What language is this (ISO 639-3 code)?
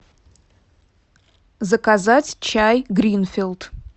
rus